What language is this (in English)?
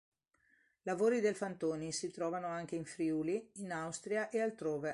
Italian